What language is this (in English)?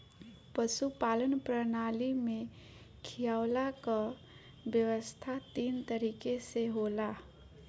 Bhojpuri